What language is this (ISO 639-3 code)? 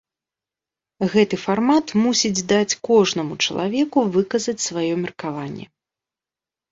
bel